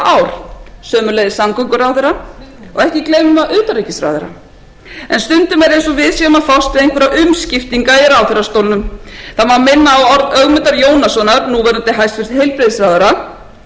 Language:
Icelandic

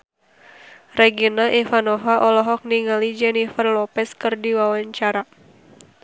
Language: Sundanese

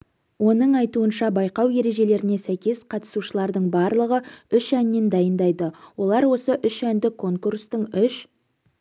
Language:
Kazakh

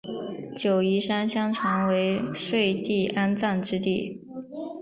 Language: Chinese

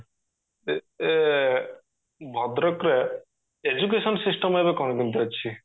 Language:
Odia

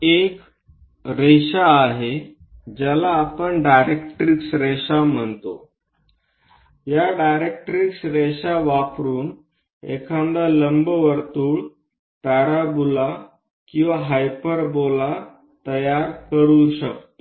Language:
Marathi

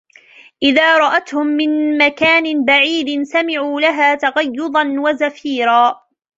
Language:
Arabic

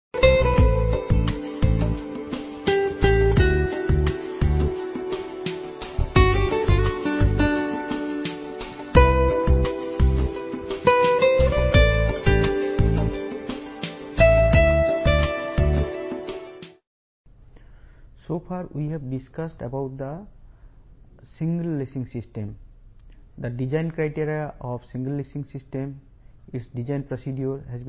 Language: Telugu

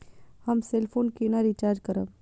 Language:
Maithili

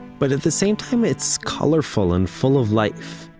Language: English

